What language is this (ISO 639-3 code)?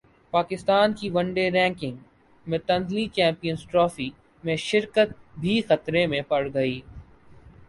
urd